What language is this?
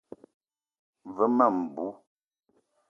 Eton (Cameroon)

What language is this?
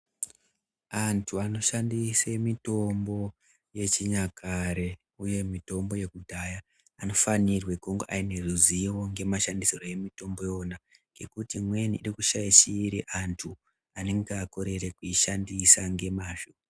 Ndau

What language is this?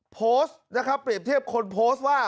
Thai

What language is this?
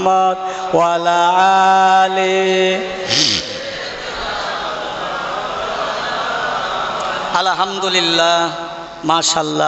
Hindi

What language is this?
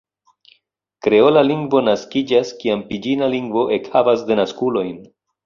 Esperanto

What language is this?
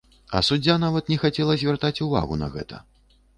Belarusian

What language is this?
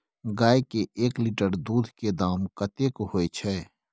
Maithili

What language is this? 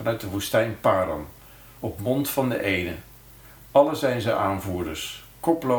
Dutch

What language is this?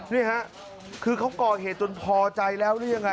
Thai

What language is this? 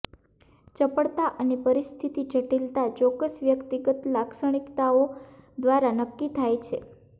Gujarati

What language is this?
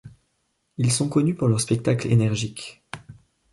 French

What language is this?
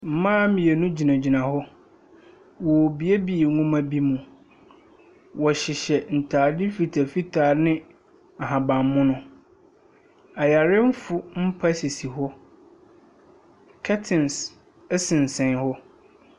Akan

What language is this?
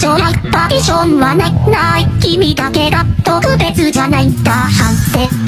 Thai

